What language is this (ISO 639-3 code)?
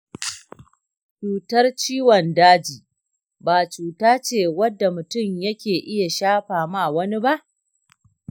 hau